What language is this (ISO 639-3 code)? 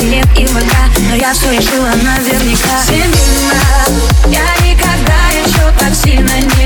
rus